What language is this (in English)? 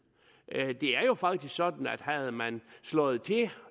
Danish